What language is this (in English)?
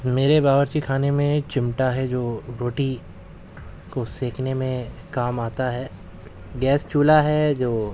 Urdu